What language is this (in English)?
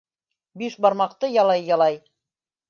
Bashkir